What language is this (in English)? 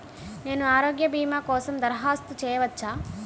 Telugu